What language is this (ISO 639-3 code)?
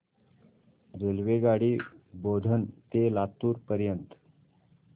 mar